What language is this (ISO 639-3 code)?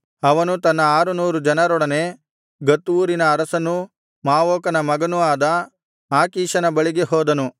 kan